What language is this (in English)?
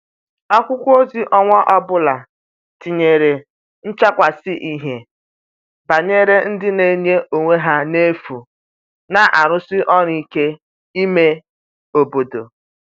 Igbo